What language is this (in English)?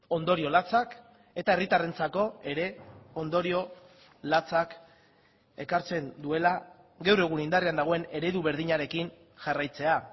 Basque